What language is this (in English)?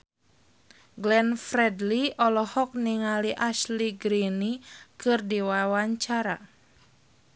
Sundanese